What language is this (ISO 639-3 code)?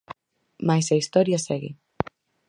glg